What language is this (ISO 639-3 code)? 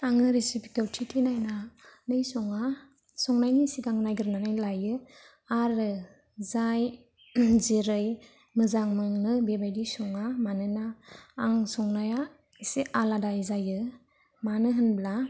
brx